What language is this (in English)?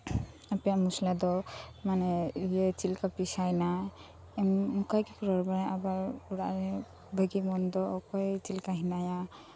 Santali